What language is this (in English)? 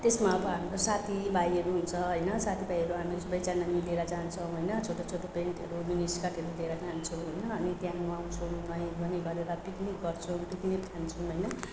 Nepali